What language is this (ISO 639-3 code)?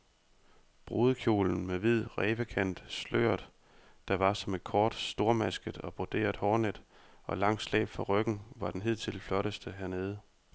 dan